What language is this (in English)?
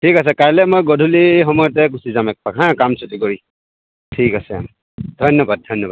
Assamese